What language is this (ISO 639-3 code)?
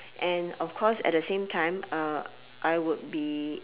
eng